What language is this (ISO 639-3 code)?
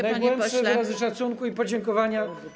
pol